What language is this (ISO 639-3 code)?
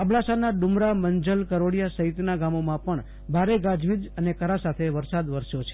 guj